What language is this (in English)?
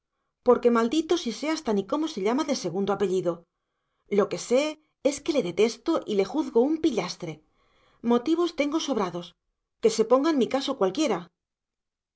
Spanish